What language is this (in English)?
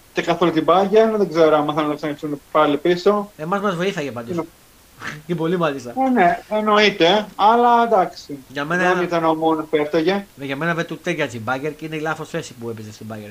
Greek